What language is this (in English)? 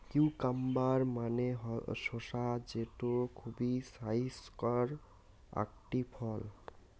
Bangla